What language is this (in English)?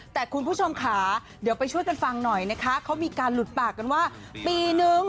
Thai